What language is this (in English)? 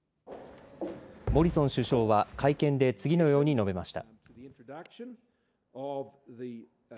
Japanese